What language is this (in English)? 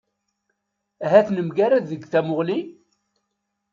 Kabyle